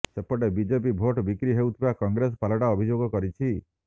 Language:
Odia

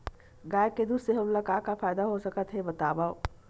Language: Chhattisgarhi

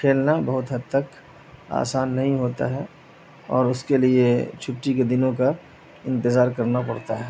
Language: Urdu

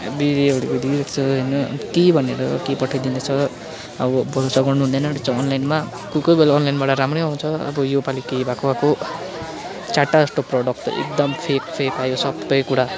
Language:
Nepali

